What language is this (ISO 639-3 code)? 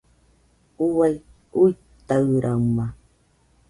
hux